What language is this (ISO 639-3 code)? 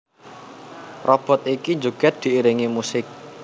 jav